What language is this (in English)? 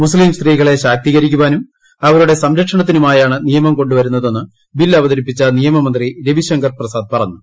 Malayalam